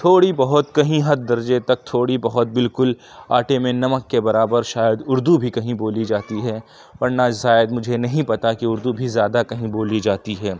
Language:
Urdu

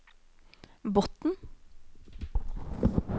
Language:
Norwegian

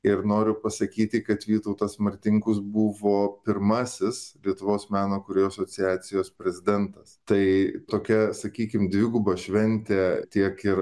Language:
Lithuanian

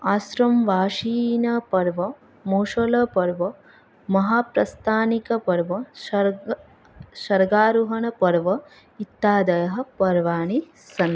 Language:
Sanskrit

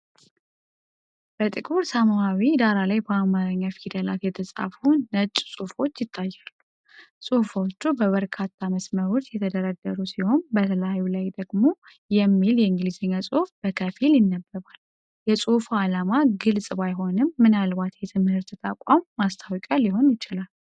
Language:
Amharic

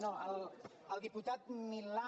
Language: Catalan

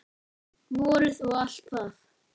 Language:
Icelandic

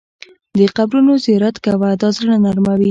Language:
Pashto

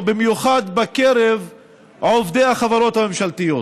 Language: Hebrew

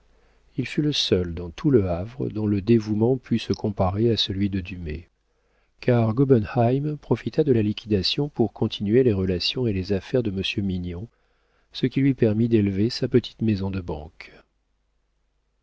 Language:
French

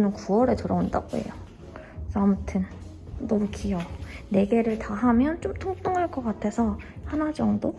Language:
Korean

